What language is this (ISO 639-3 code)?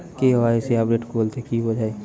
ben